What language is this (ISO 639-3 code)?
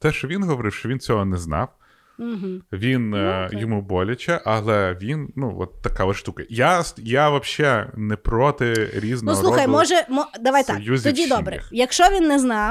ukr